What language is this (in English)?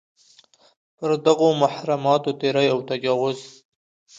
Pashto